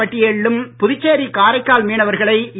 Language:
Tamil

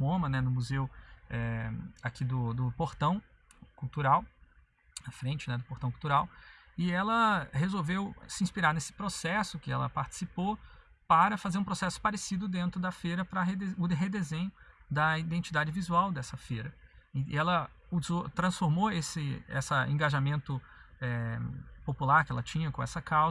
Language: Portuguese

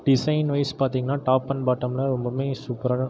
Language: Tamil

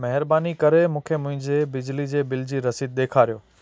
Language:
Sindhi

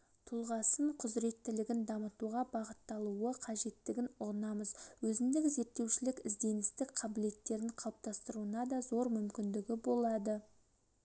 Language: Kazakh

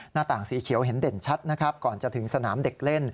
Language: Thai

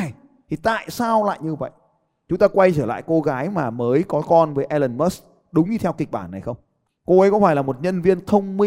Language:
Vietnamese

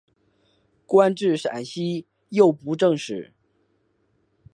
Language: Chinese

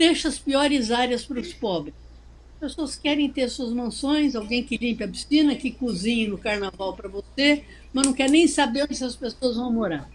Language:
Portuguese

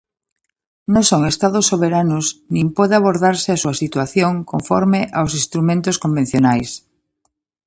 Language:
Galician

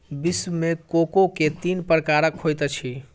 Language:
Maithili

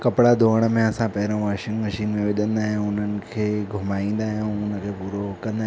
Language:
Sindhi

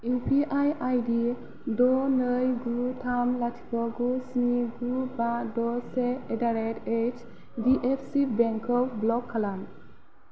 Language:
Bodo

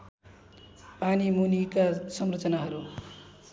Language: Nepali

